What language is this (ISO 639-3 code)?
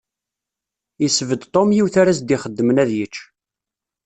kab